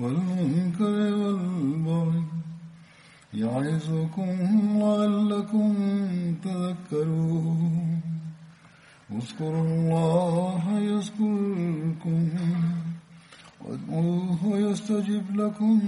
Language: Bulgarian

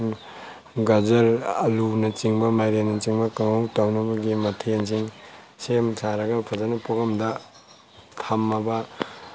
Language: Manipuri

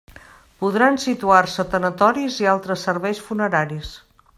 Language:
Catalan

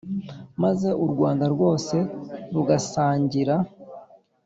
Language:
Kinyarwanda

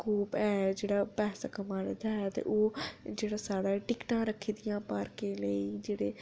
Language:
Dogri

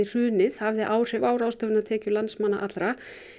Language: Icelandic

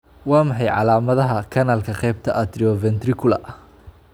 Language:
Somali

